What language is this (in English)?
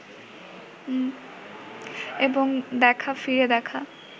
Bangla